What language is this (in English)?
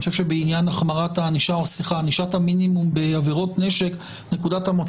Hebrew